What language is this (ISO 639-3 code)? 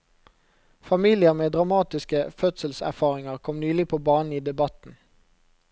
nor